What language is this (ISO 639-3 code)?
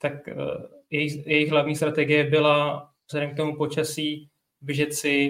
ces